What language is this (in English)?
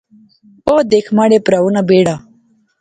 Pahari-Potwari